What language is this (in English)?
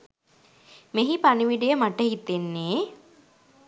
Sinhala